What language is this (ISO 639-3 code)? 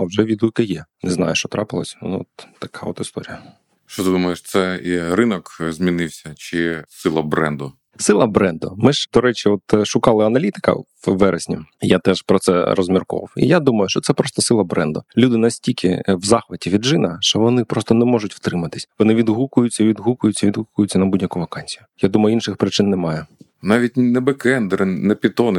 ukr